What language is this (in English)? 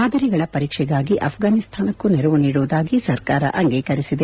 Kannada